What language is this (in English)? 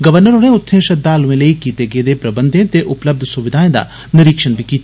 Dogri